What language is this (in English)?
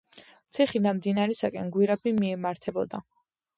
Georgian